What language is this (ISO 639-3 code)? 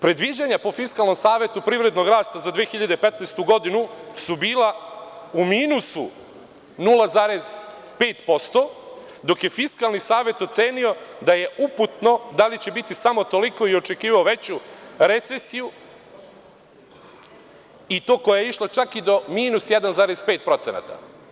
srp